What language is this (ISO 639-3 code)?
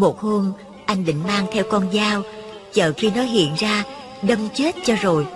vie